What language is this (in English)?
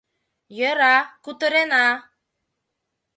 Mari